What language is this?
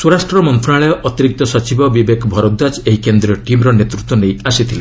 Odia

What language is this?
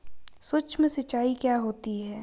Hindi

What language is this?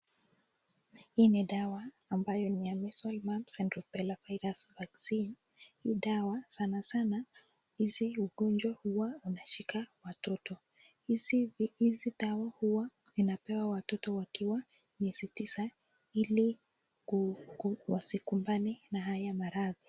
Swahili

